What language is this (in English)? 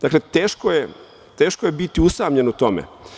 Serbian